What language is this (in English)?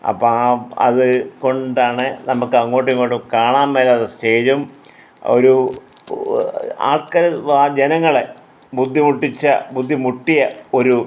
Malayalam